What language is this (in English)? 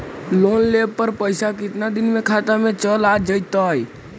Magahi